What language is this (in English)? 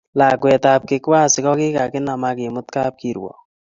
Kalenjin